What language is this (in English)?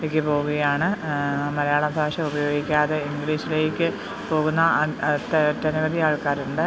Malayalam